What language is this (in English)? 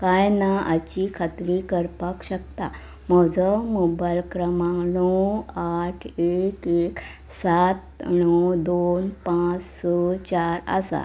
Konkani